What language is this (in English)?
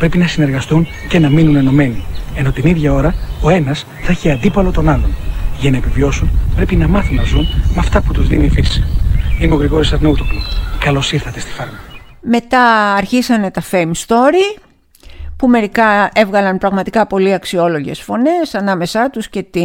Greek